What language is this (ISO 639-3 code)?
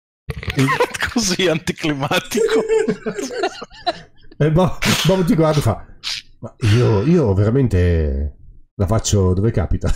ita